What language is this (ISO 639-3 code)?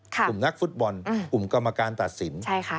tha